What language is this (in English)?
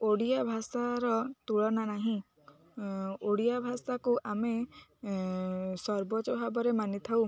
Odia